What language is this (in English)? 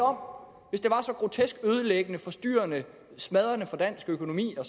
Danish